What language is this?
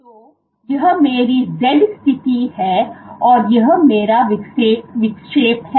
Hindi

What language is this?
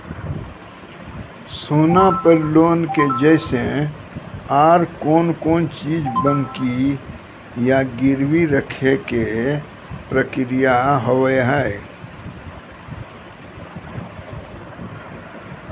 Maithili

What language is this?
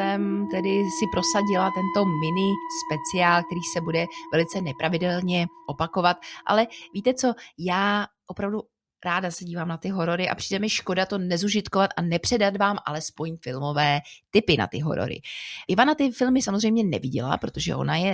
Czech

